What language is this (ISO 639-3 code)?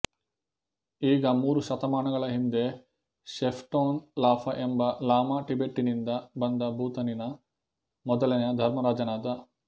kan